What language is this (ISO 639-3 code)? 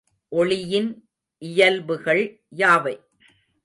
tam